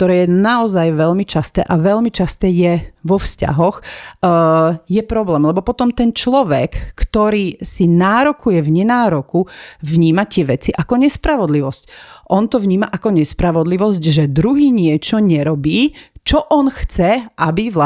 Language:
Slovak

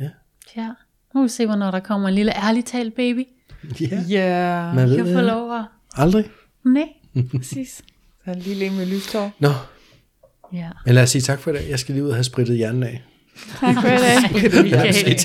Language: Danish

